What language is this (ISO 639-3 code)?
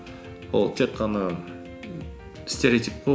kaz